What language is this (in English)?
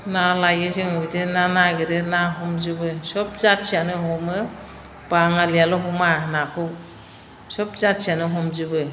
Bodo